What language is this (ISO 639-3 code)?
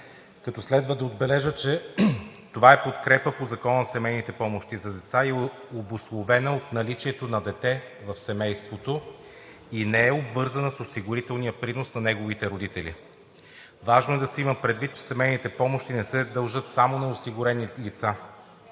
bul